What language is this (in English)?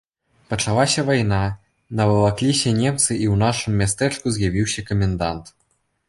Belarusian